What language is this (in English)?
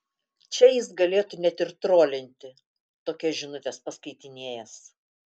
Lithuanian